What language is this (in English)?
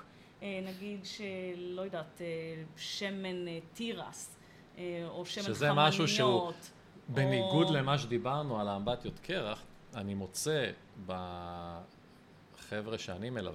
Hebrew